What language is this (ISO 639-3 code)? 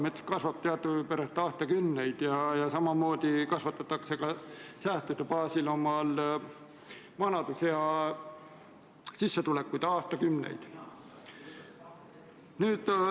est